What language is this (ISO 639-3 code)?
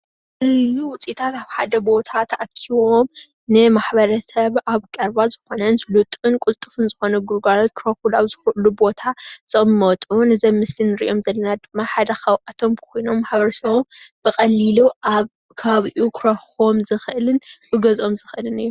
tir